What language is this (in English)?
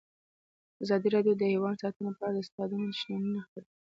Pashto